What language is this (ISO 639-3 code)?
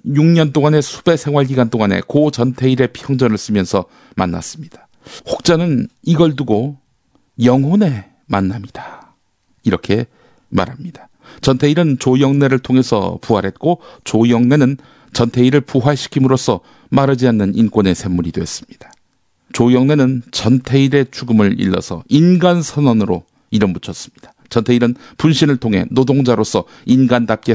kor